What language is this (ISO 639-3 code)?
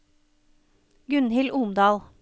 nor